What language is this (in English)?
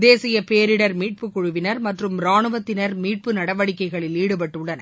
Tamil